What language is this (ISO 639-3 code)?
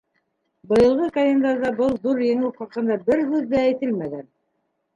bak